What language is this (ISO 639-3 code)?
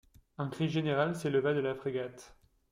fra